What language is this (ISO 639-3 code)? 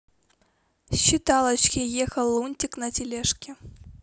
rus